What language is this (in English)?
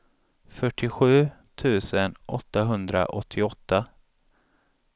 Swedish